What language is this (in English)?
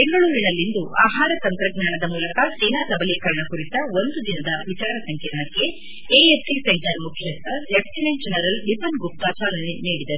Kannada